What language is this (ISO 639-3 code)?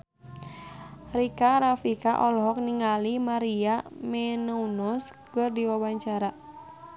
sun